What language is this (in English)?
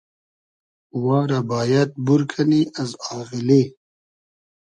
Hazaragi